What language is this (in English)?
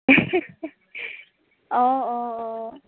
Assamese